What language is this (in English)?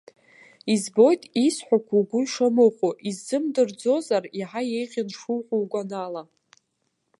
Abkhazian